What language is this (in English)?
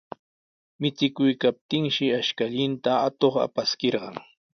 Sihuas Ancash Quechua